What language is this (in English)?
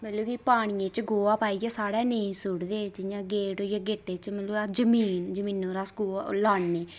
Dogri